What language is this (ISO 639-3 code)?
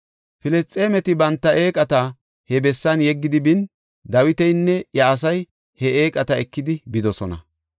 gof